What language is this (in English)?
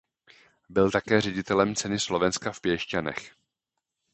Czech